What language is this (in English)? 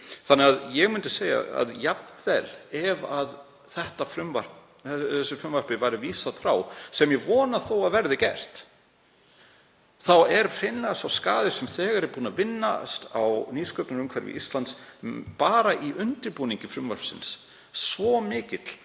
Icelandic